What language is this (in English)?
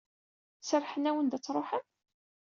Kabyle